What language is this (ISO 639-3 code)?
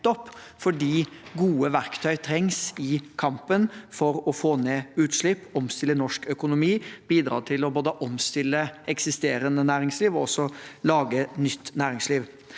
nor